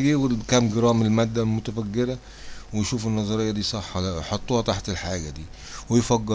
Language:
Arabic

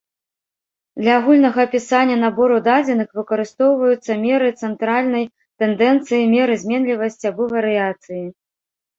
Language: Belarusian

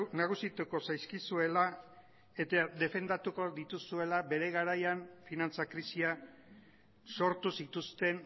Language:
Basque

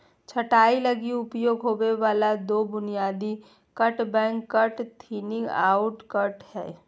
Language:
Magahi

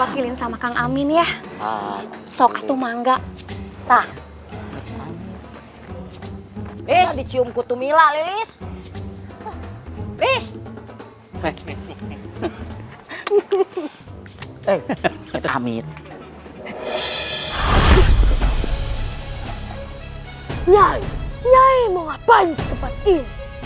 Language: Indonesian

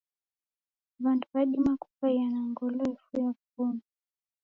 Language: Taita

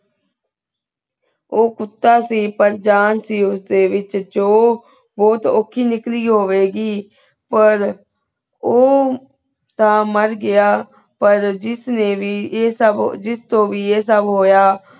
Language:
Punjabi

